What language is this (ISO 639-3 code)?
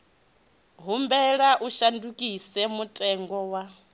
ven